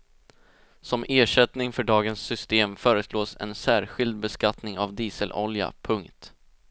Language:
Swedish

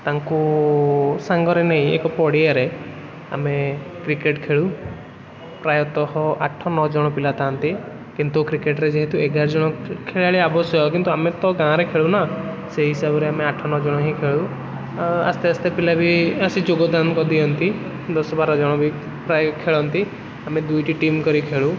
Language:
Odia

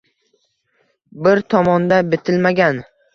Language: Uzbek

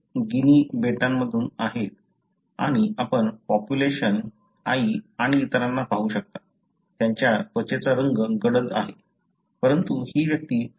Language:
Marathi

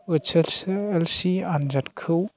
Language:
Bodo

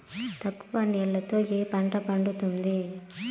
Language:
Telugu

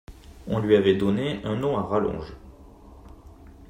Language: French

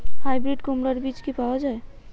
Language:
Bangla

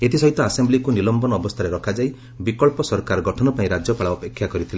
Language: Odia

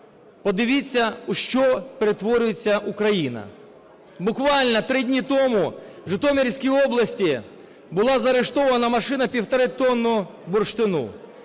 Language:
Ukrainian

